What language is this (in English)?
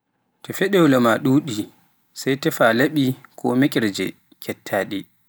Pular